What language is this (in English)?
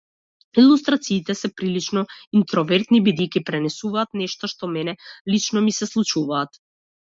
Macedonian